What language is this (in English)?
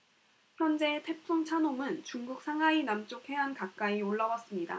Korean